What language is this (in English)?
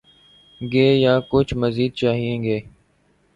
Urdu